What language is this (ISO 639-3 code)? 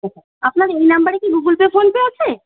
ben